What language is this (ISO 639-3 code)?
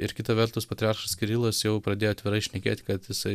lit